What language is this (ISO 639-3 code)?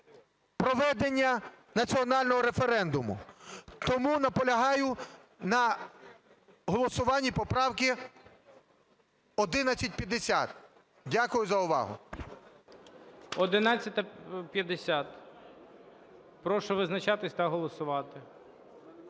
ukr